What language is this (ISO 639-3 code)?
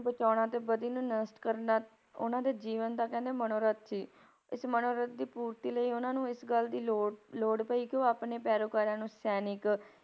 pan